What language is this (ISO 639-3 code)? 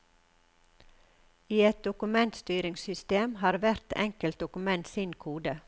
nor